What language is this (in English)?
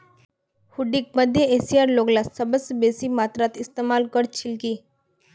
Magahi